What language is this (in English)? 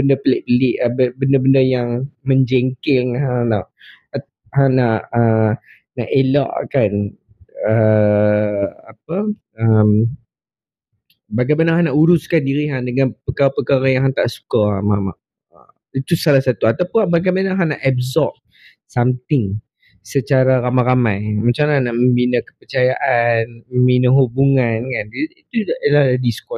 Malay